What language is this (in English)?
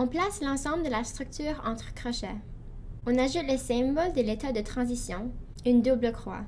French